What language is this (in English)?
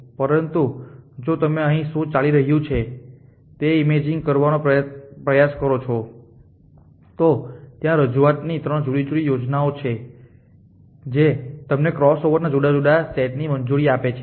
Gujarati